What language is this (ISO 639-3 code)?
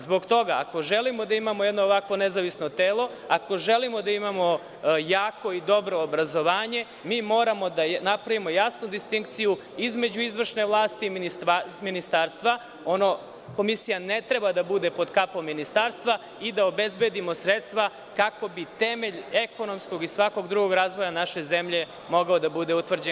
srp